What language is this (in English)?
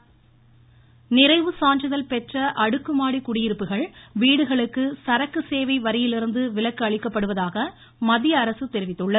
Tamil